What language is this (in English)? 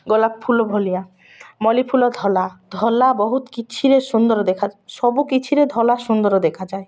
Odia